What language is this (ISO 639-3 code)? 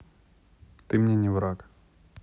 rus